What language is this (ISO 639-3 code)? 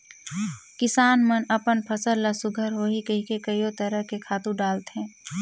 hne